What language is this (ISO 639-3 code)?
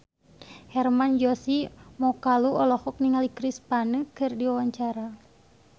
sun